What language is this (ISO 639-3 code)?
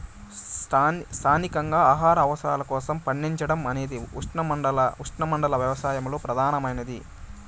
tel